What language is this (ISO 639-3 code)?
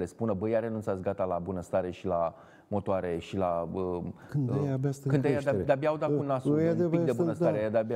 ron